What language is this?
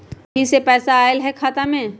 Magahi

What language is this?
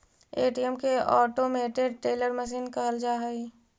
Magahi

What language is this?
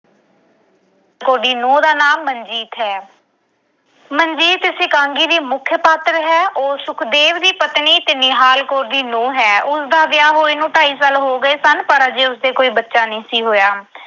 Punjabi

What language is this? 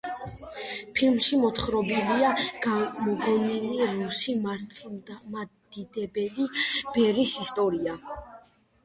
Georgian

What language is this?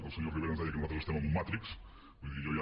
Catalan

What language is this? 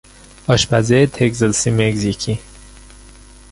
Persian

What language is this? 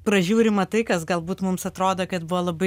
Lithuanian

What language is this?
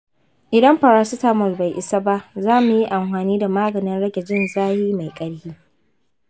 Hausa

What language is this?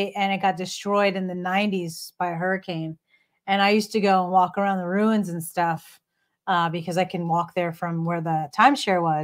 English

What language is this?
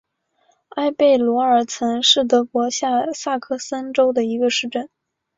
Chinese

